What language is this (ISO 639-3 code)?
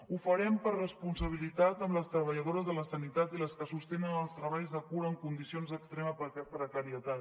cat